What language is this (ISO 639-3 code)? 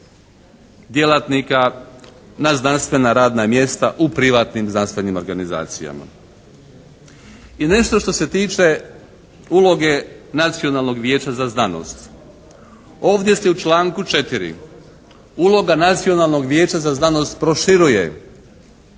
hrv